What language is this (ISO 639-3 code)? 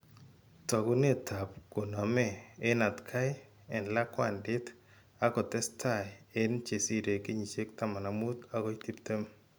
kln